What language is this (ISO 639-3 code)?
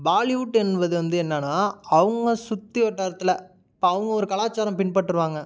tam